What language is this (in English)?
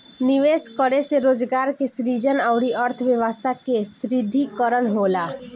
Bhojpuri